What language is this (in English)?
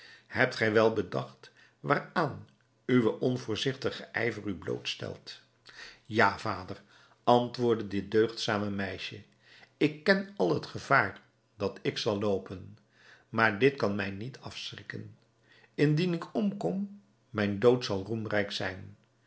Dutch